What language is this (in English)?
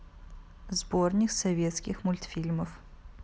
Russian